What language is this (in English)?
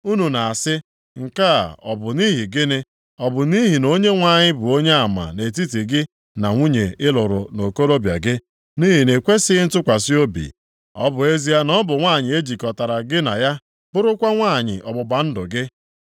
Igbo